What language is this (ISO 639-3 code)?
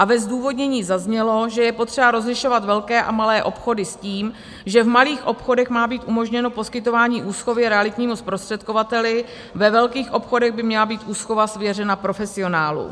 ces